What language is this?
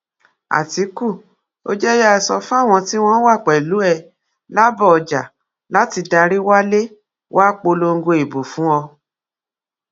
Yoruba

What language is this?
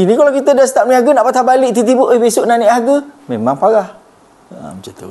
Malay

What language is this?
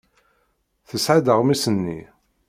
Kabyle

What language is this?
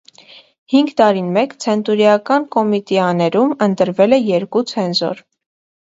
Armenian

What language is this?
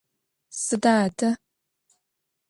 Adyghe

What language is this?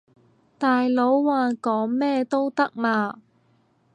Cantonese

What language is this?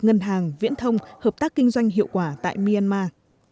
Vietnamese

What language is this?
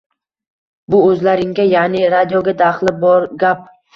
Uzbek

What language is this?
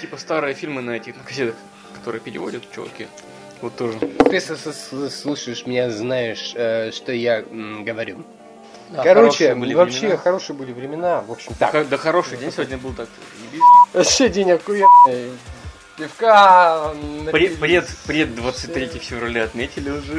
Russian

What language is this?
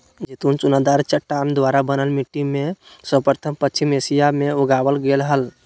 Magahi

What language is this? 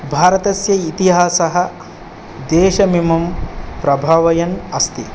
Sanskrit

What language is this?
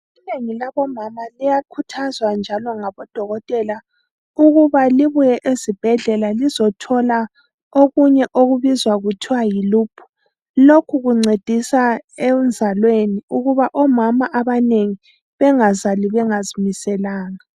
North Ndebele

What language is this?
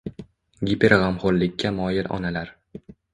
Uzbek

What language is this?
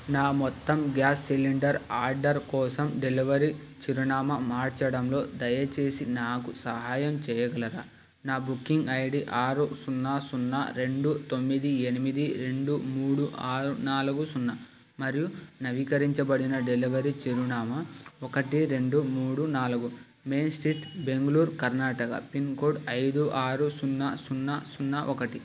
Telugu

